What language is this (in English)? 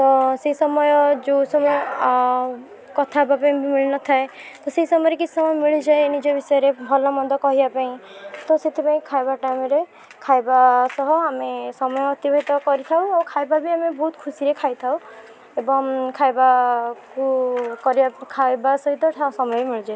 Odia